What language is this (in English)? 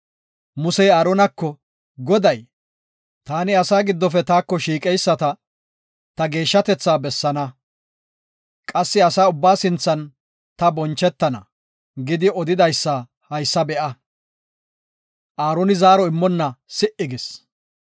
Gofa